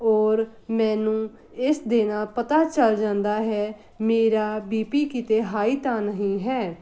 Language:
Punjabi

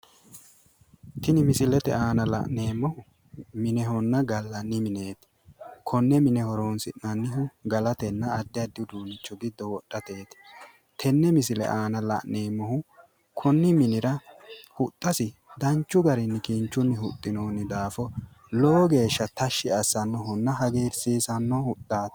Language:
Sidamo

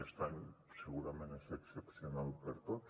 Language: Catalan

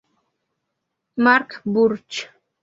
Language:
Spanish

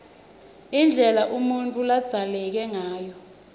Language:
Swati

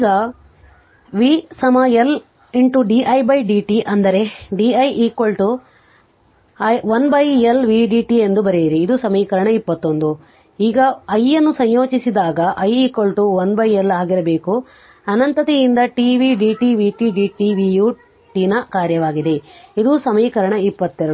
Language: Kannada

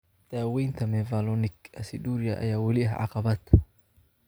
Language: Somali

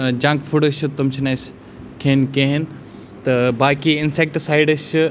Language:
Kashmiri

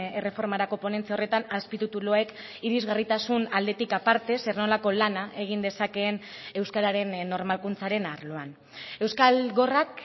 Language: Basque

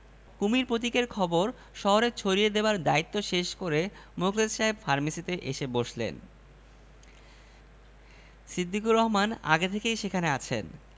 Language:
Bangla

